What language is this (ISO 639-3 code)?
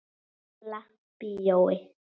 isl